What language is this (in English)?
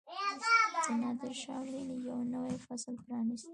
Pashto